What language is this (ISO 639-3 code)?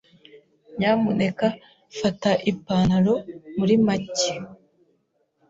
kin